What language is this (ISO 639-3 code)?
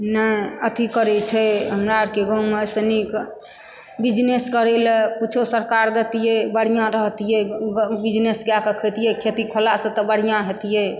mai